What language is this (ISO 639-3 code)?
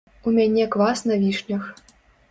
bel